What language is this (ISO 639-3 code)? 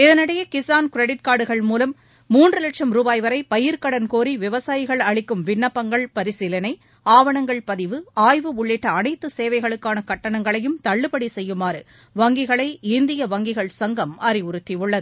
tam